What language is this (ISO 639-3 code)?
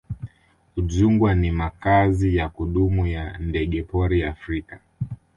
swa